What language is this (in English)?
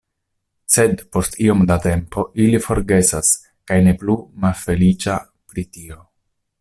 Esperanto